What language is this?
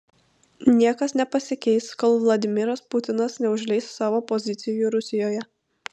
Lithuanian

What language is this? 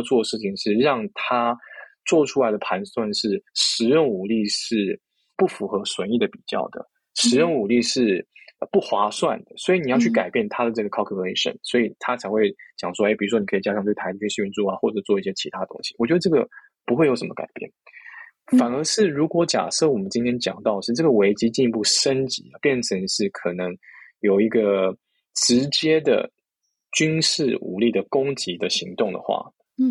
Chinese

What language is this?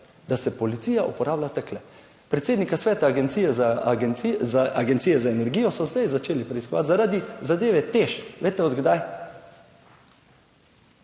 Slovenian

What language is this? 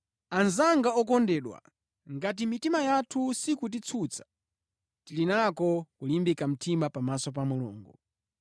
Nyanja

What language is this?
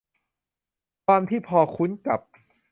Thai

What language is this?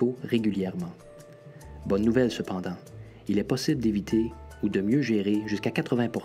French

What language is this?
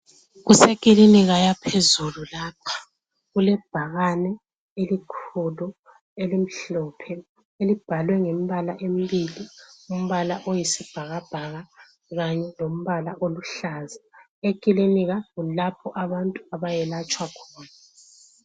North Ndebele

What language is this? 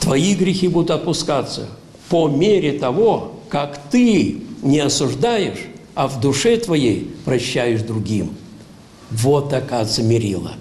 Russian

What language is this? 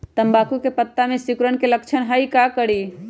Magahi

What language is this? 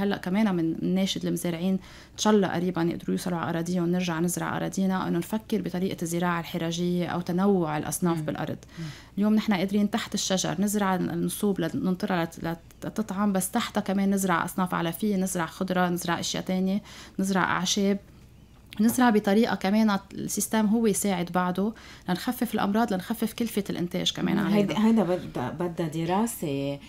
Arabic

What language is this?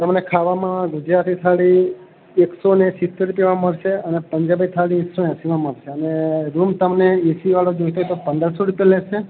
Gujarati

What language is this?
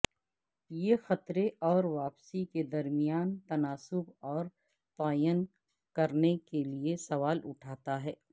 Urdu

